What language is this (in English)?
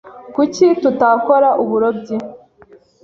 Kinyarwanda